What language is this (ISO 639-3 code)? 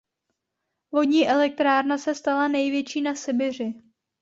ces